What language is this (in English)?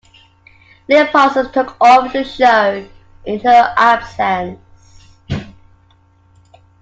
English